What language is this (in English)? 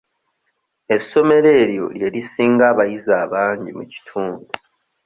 Ganda